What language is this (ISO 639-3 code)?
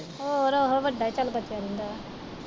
pan